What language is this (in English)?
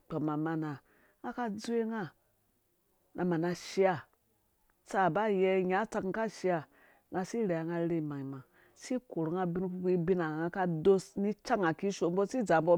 Dũya